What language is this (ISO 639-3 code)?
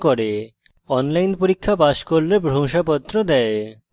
ben